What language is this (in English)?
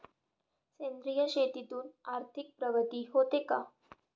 Marathi